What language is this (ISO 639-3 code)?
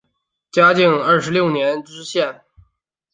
zho